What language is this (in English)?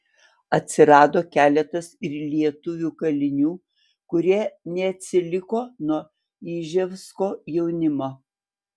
Lithuanian